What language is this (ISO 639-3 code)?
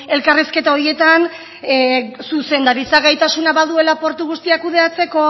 eus